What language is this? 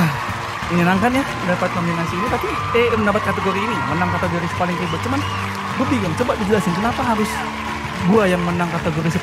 Indonesian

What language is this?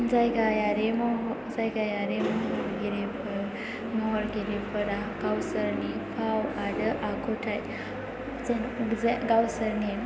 Bodo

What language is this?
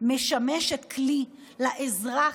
Hebrew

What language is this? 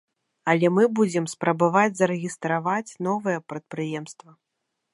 Belarusian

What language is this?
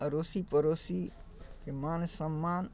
Maithili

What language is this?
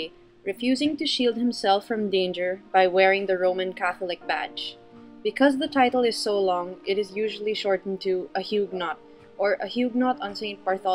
English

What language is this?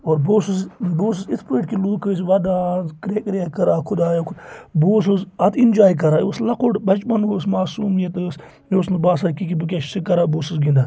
Kashmiri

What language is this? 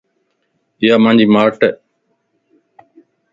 Lasi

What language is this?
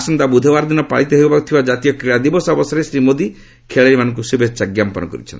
Odia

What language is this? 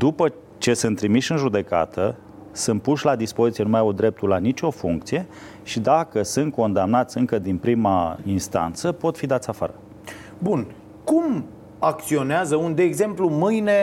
Romanian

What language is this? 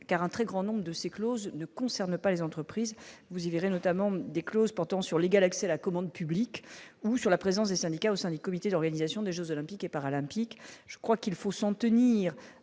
French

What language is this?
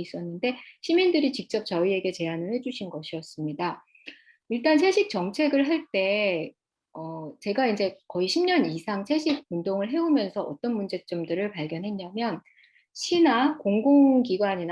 Korean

